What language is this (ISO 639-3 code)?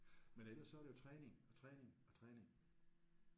dan